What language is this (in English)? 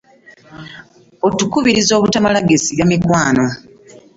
Ganda